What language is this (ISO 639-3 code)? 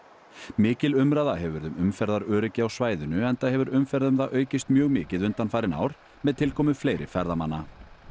isl